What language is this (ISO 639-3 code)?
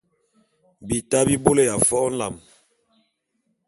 bum